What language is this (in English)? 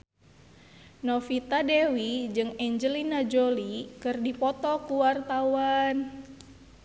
Sundanese